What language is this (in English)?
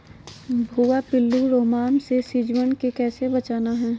Magahi